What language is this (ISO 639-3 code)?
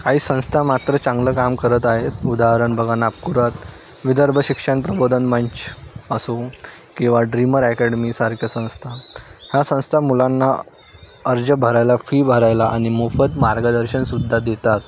mar